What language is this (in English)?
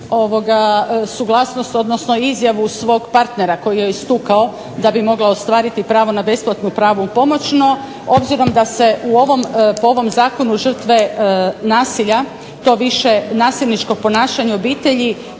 Croatian